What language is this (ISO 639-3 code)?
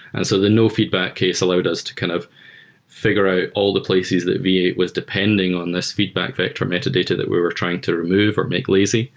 eng